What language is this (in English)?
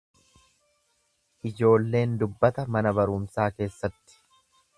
Oromo